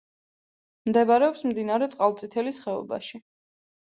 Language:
Georgian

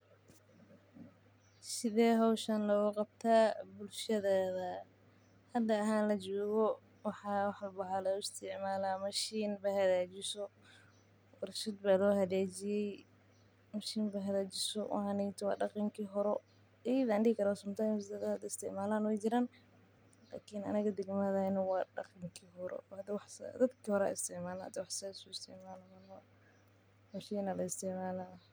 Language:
Somali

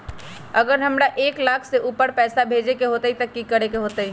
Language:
Magahi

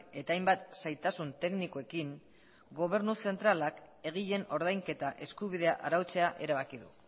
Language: Basque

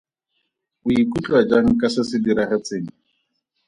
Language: Tswana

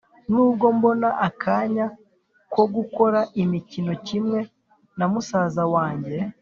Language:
Kinyarwanda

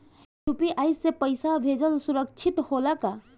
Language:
Bhojpuri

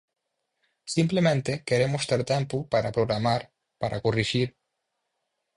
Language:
Galician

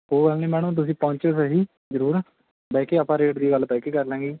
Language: Punjabi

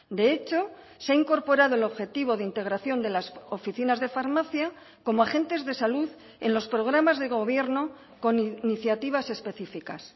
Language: Spanish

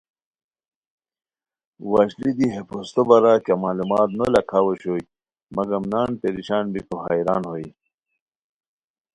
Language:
Khowar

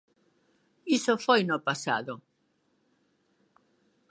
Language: Galician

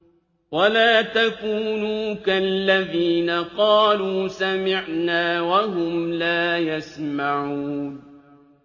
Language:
Arabic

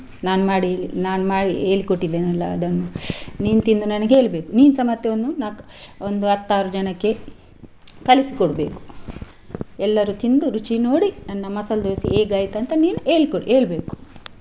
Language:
Kannada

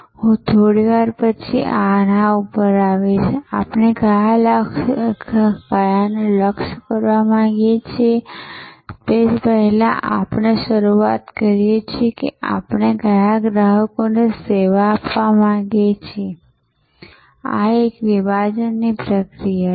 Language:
Gujarati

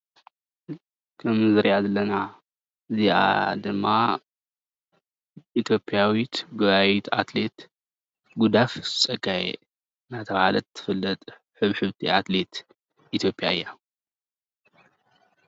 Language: Tigrinya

